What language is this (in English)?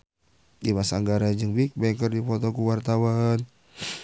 Sundanese